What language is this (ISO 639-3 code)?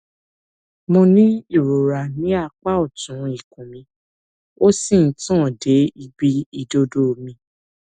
yor